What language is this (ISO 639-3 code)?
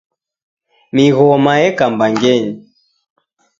dav